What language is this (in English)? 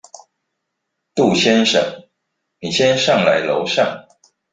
Chinese